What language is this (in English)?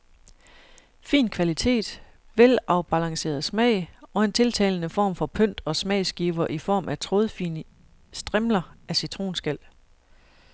Danish